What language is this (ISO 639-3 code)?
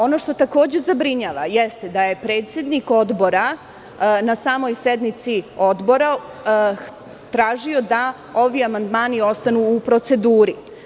srp